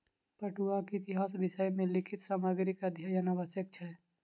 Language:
Maithili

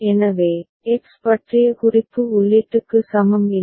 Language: Tamil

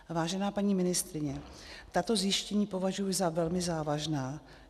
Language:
Czech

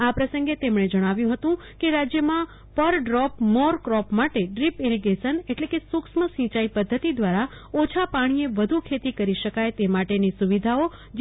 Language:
Gujarati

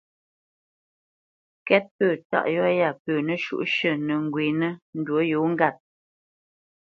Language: Bamenyam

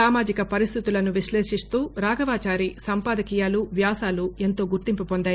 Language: Telugu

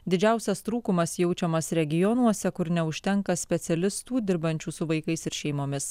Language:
Lithuanian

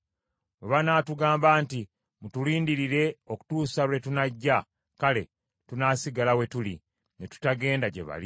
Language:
Ganda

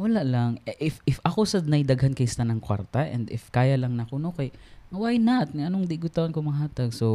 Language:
Filipino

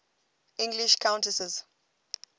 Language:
English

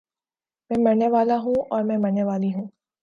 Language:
Urdu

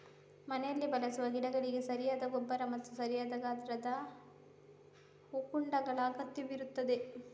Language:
Kannada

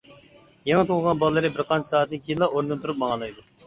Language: Uyghur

